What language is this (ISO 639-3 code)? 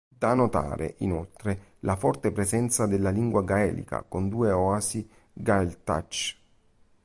ita